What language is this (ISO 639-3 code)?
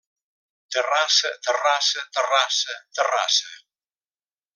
cat